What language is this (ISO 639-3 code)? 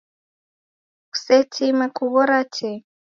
dav